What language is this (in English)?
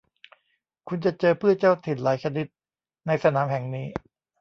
Thai